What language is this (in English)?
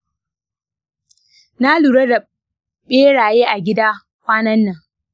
Hausa